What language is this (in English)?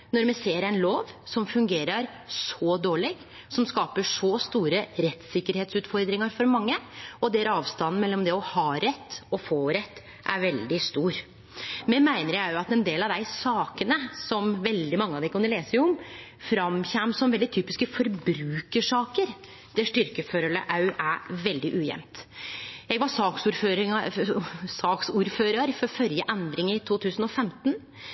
Norwegian Nynorsk